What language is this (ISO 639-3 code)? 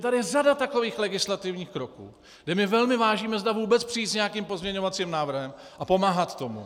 ces